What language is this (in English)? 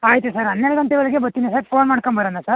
Kannada